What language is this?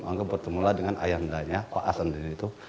Indonesian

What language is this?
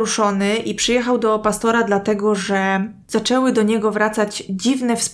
Polish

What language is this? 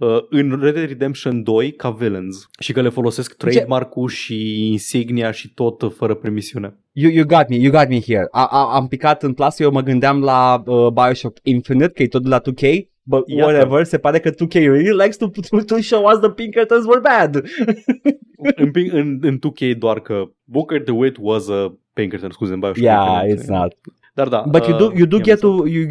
Romanian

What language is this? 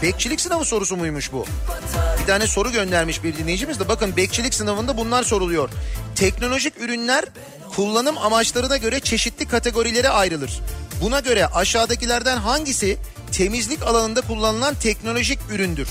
Turkish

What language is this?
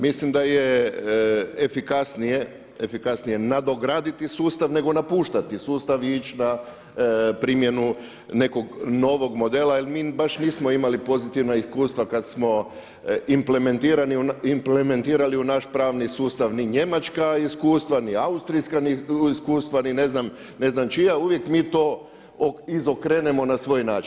Croatian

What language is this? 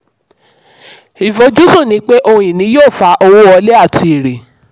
Yoruba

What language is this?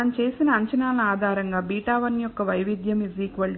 Telugu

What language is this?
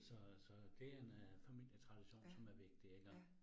Danish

